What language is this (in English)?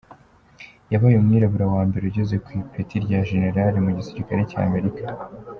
Kinyarwanda